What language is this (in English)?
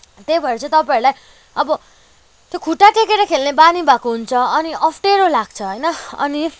Nepali